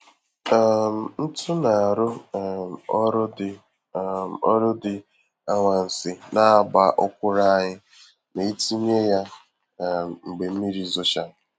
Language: Igbo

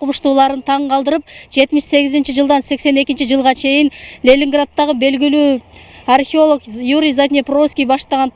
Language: Russian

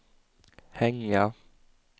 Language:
Swedish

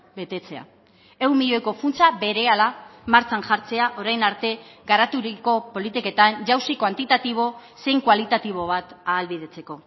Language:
Basque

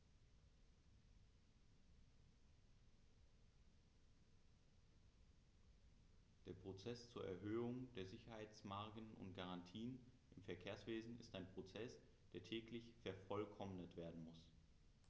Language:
German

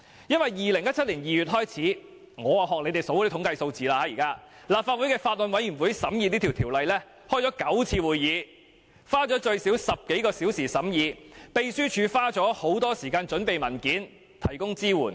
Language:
Cantonese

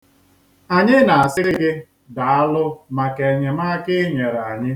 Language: Igbo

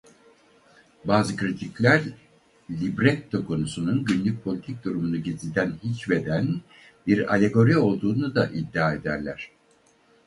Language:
Turkish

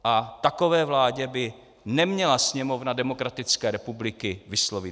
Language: Czech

